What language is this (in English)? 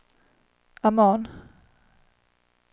Swedish